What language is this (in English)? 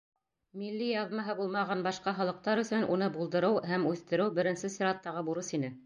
Bashkir